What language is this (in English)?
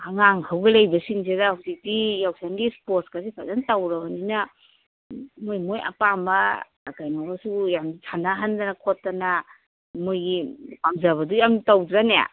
Manipuri